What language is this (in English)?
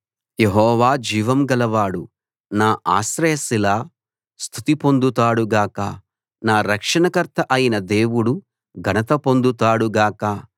Telugu